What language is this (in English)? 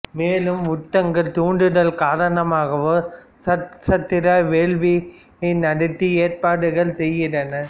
Tamil